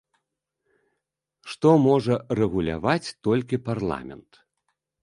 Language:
Belarusian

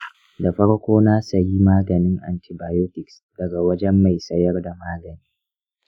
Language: Hausa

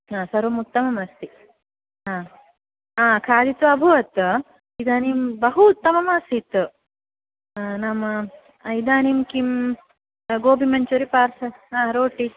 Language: Sanskrit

